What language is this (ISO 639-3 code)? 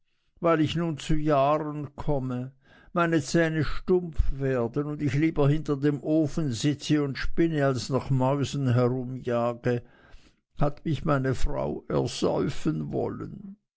deu